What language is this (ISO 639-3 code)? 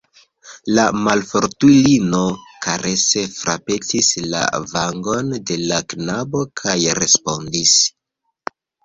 epo